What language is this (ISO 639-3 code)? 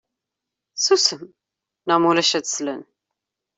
kab